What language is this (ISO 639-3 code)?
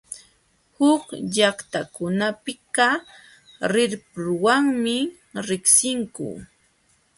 qxw